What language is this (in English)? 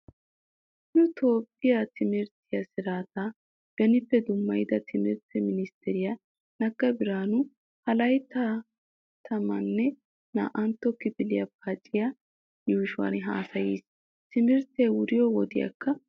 Wolaytta